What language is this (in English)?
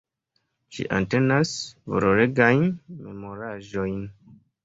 Esperanto